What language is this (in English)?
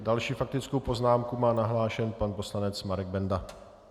Czech